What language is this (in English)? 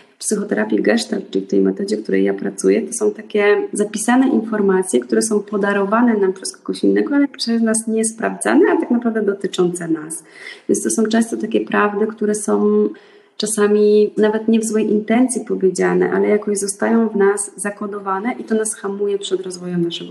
Polish